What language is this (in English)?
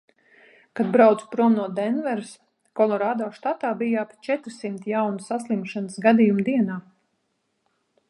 Latvian